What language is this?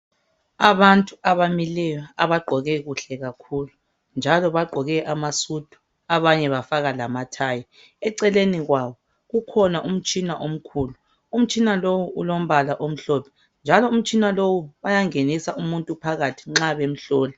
North Ndebele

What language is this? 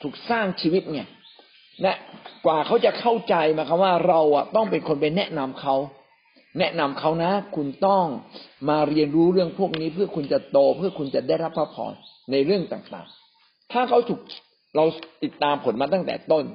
Thai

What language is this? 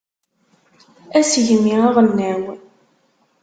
Kabyle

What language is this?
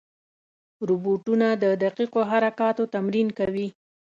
Pashto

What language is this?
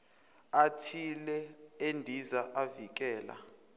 Zulu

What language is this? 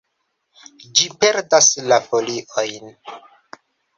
Esperanto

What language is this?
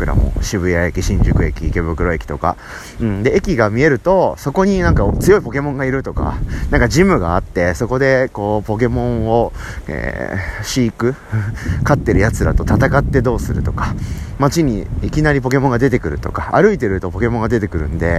Japanese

